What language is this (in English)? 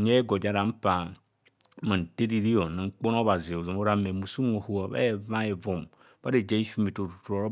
Kohumono